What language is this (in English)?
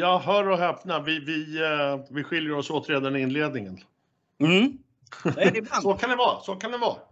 Swedish